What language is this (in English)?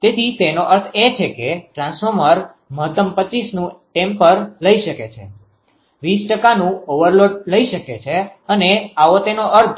Gujarati